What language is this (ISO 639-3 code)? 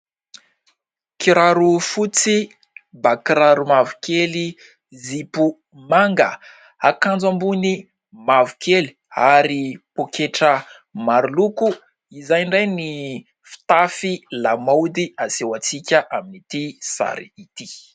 mlg